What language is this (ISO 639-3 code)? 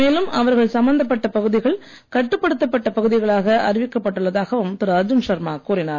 tam